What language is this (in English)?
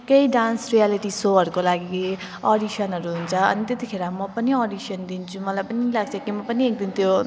Nepali